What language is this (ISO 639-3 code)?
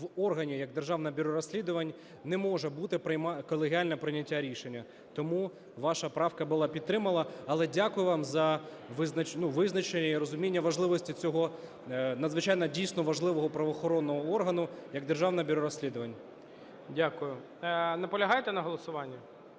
ukr